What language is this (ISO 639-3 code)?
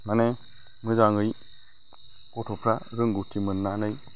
brx